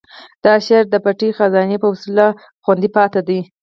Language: Pashto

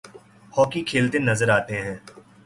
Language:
Urdu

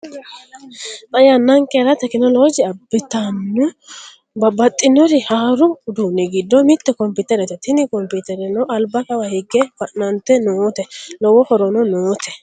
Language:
Sidamo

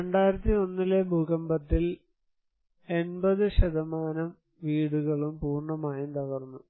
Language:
Malayalam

